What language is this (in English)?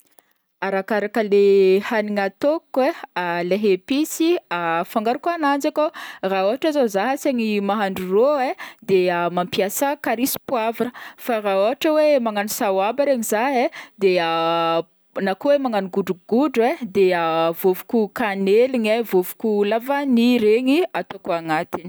Northern Betsimisaraka Malagasy